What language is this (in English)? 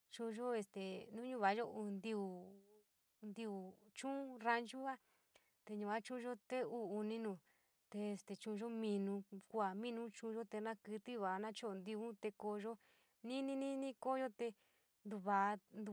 San Miguel El Grande Mixtec